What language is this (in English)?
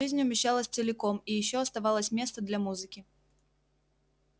Russian